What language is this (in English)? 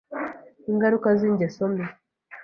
Kinyarwanda